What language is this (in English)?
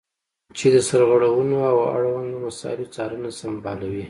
Pashto